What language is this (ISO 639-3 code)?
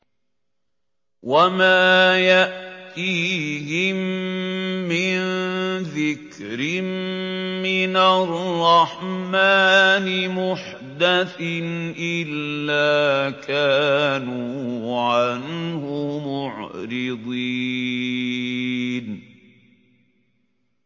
ara